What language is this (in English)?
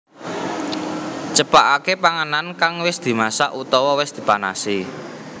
Javanese